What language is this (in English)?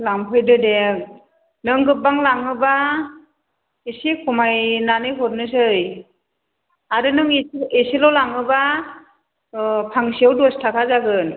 Bodo